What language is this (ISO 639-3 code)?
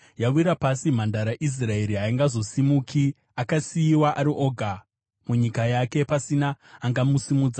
sna